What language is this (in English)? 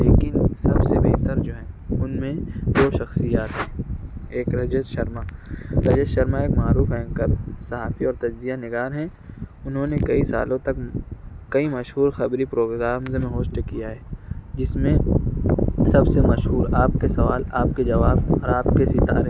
Urdu